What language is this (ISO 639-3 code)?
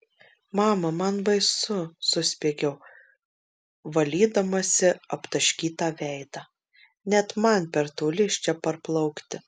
lit